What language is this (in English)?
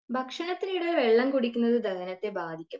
Malayalam